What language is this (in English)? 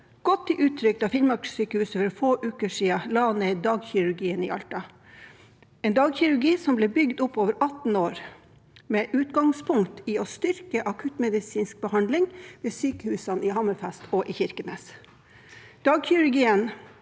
Norwegian